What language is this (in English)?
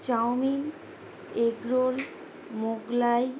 Bangla